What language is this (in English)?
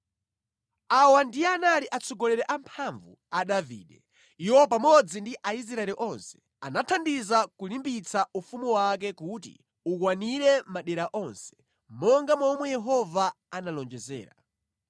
Nyanja